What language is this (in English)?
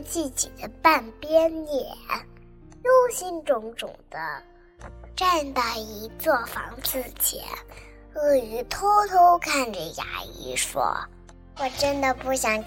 Chinese